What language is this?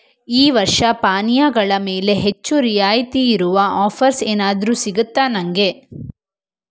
Kannada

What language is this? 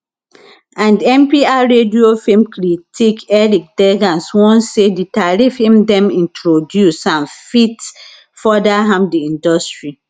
Nigerian Pidgin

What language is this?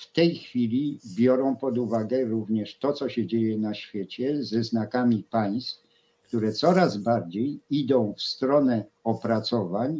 Polish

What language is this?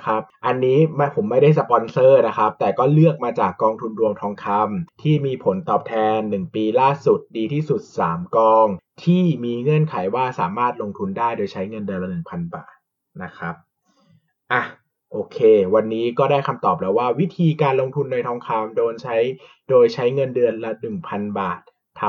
Thai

